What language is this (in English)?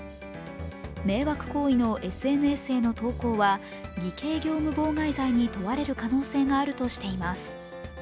Japanese